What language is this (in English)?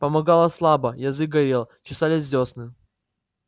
Russian